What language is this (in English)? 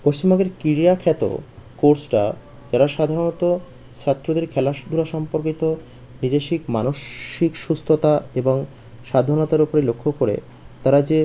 Bangla